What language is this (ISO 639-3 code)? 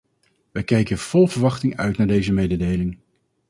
nld